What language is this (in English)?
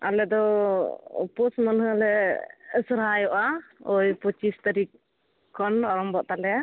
Santali